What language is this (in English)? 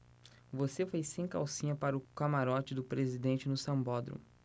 Portuguese